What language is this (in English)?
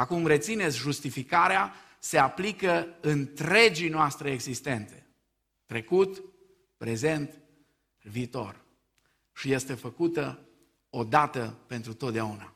Romanian